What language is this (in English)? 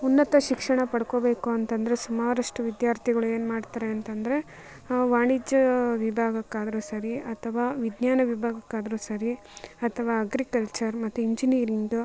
Kannada